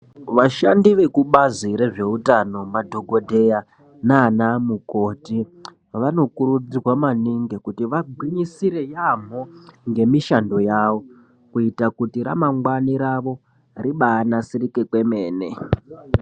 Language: Ndau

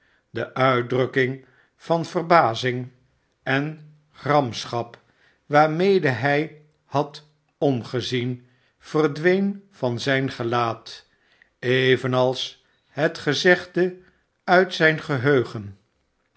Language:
Dutch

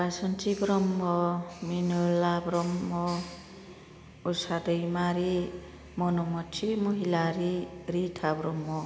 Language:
Bodo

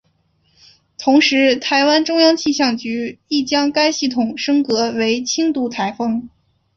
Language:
Chinese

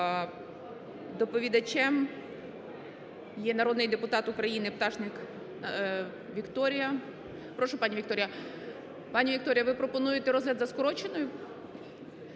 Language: Ukrainian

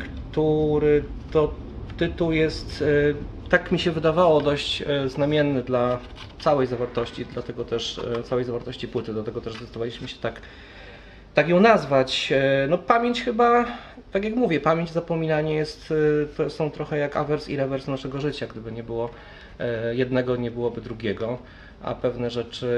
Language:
Polish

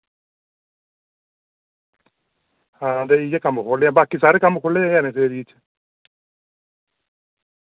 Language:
Dogri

